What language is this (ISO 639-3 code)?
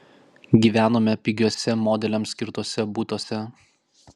lit